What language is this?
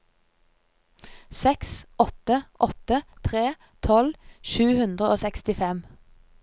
Norwegian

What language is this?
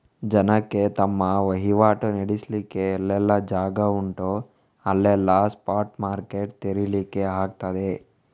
Kannada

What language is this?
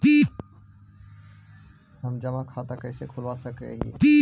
Magahi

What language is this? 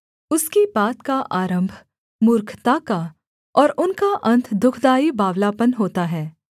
Hindi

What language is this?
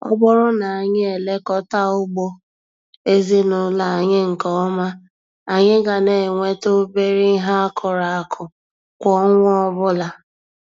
Igbo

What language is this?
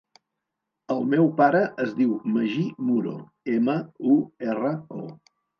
Catalan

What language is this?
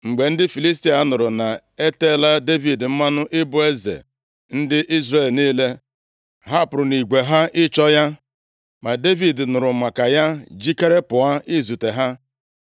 Igbo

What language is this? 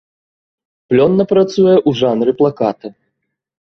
Belarusian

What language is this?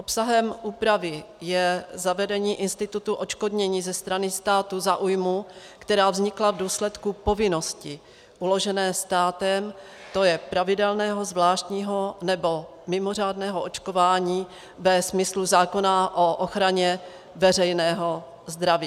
Czech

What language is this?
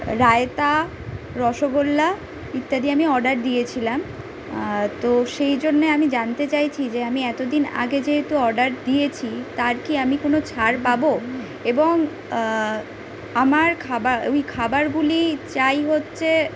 Bangla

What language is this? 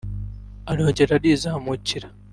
Kinyarwanda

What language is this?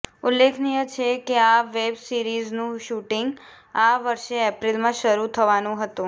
Gujarati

